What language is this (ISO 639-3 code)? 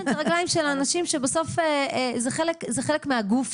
heb